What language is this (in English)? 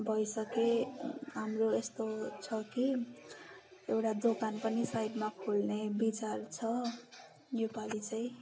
Nepali